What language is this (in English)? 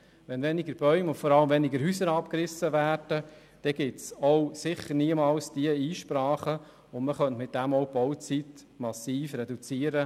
Swiss German